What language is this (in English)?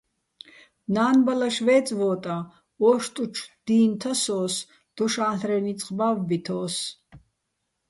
Bats